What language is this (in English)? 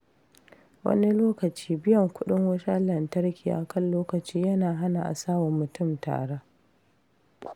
Hausa